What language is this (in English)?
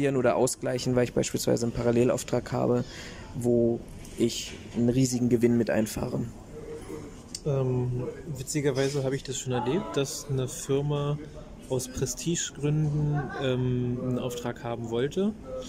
German